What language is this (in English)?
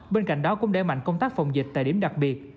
Vietnamese